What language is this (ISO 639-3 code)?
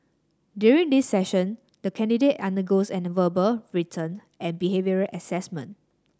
eng